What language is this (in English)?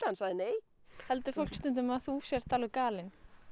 Icelandic